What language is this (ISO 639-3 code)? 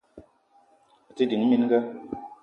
eto